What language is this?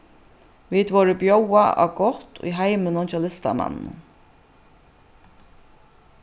Faroese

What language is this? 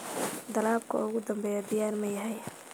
Somali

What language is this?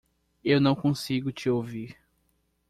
Portuguese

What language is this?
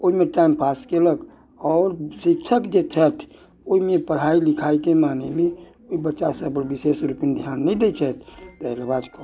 Maithili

